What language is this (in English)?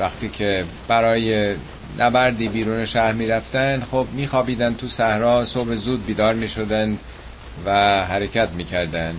Persian